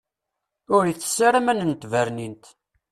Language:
Kabyle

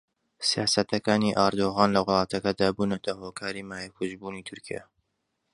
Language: Central Kurdish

